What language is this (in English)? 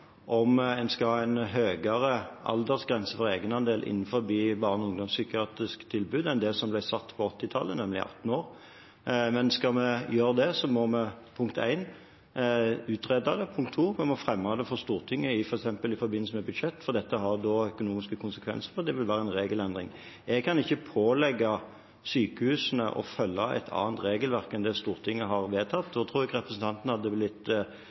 Norwegian Bokmål